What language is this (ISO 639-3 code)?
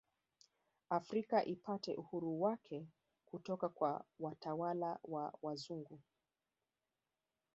swa